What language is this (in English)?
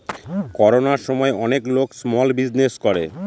Bangla